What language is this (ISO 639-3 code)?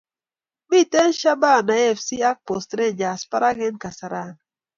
kln